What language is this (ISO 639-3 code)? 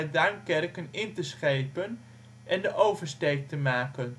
nld